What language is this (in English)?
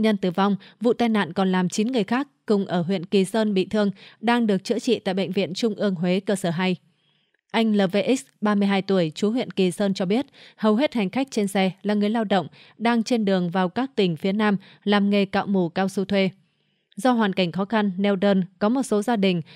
Vietnamese